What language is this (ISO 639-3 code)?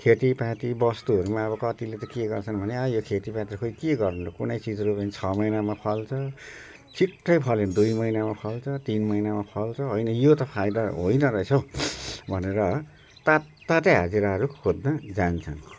nep